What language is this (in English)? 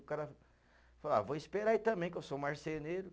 Portuguese